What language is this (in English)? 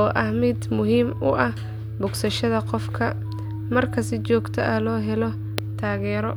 Somali